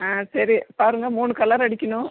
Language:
Tamil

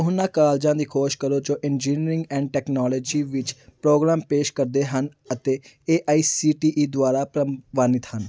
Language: Punjabi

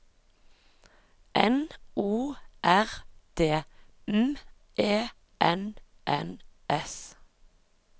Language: Norwegian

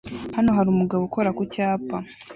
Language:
Kinyarwanda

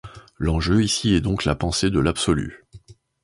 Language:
French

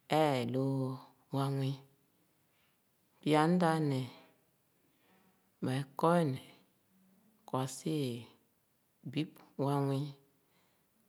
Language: Khana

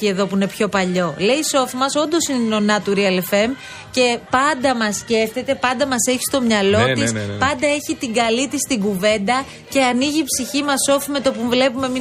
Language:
Greek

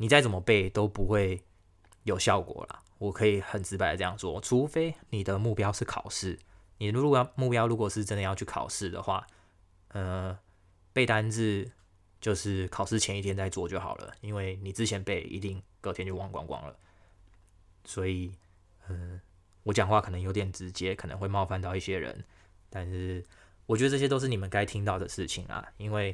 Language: Chinese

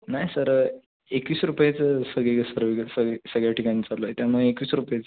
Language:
Marathi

